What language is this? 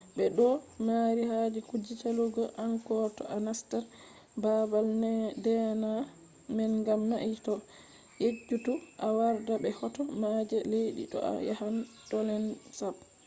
Fula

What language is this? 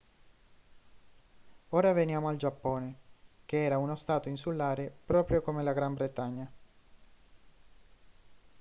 Italian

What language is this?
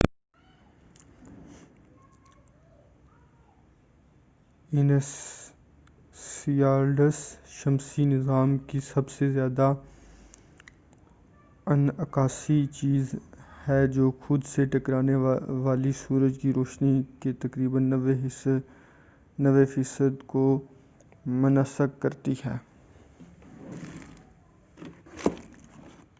Urdu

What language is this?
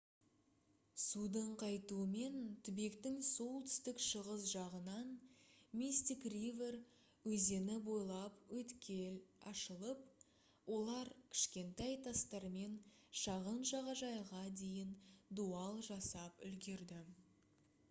Kazakh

